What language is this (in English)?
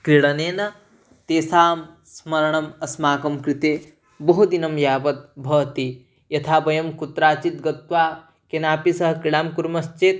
Sanskrit